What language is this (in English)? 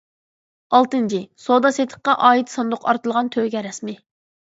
Uyghur